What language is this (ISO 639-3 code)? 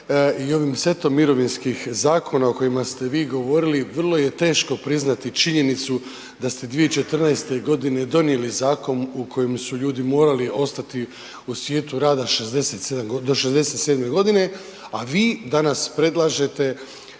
hrv